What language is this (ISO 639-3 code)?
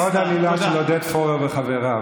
heb